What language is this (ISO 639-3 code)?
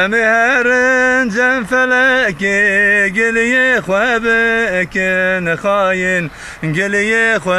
tur